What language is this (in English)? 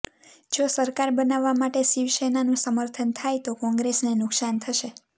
Gujarati